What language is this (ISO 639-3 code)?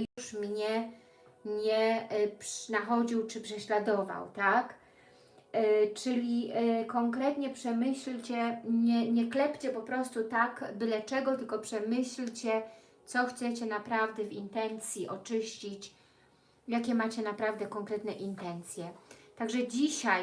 pol